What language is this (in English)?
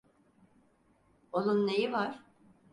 Turkish